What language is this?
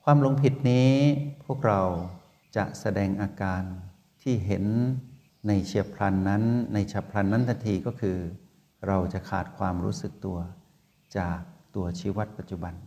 Thai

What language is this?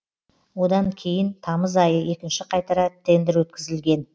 Kazakh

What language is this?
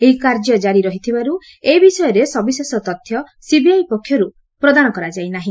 Odia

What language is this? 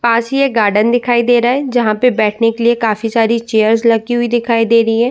Hindi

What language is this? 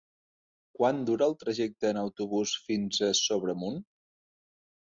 Catalan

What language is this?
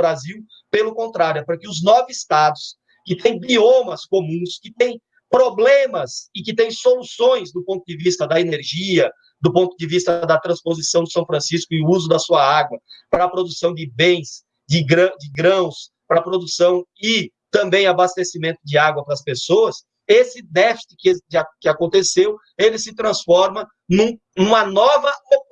Portuguese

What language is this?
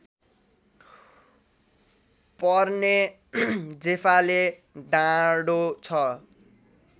Nepali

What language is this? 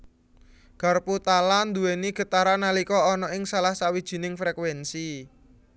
Javanese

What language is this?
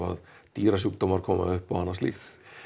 Icelandic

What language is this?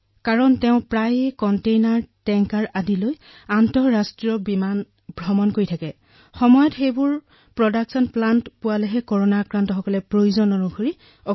Assamese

